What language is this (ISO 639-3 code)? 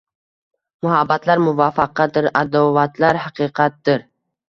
uzb